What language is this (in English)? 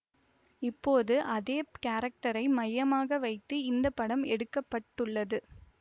Tamil